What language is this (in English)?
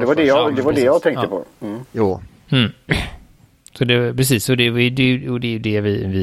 Swedish